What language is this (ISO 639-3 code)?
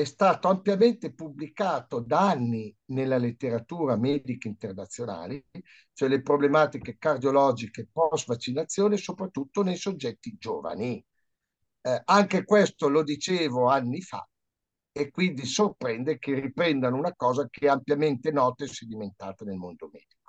ita